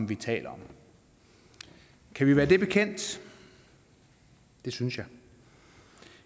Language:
Danish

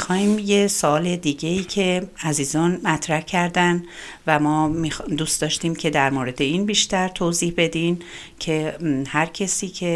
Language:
Persian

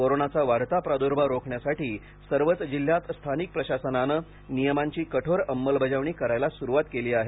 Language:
Marathi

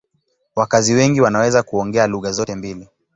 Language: Swahili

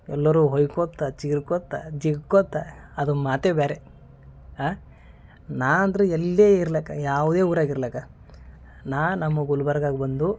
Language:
Kannada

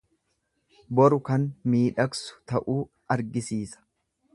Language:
Oromo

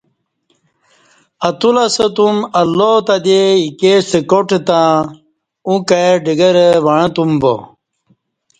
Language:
Kati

